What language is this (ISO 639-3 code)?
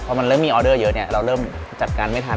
tha